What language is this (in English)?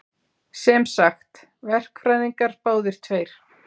Icelandic